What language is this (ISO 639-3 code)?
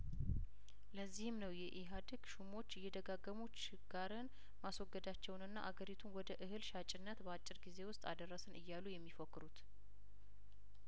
amh